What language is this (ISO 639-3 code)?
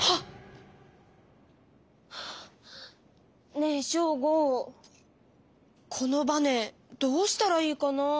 jpn